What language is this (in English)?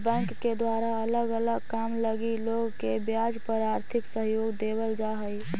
Magahi